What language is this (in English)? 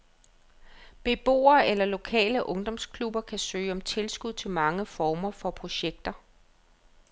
Danish